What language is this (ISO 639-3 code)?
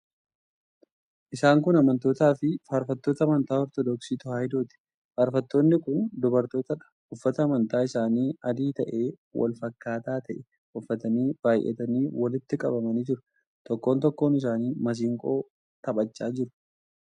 orm